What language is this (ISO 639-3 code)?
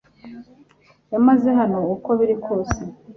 kin